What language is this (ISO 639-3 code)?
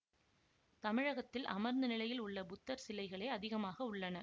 tam